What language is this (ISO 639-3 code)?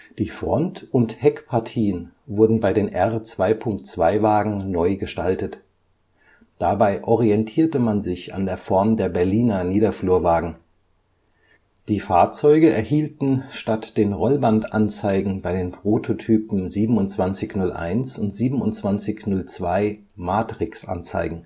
deu